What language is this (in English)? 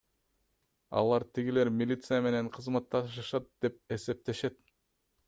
Kyrgyz